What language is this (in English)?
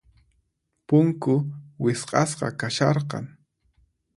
Puno Quechua